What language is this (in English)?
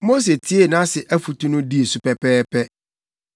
Akan